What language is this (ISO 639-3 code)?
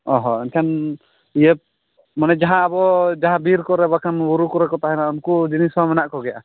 sat